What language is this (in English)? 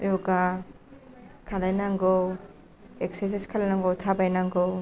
Bodo